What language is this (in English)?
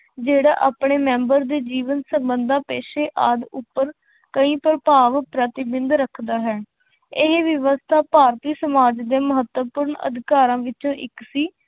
Punjabi